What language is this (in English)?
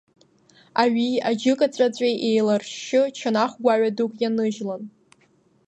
Abkhazian